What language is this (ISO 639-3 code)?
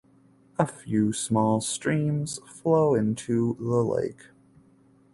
eng